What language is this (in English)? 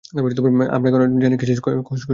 Bangla